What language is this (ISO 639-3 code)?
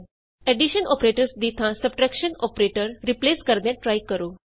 pan